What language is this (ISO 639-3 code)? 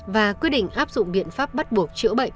vie